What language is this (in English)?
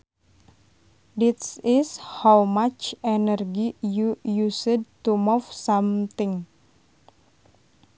Sundanese